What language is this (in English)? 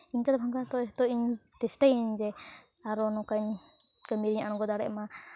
Santali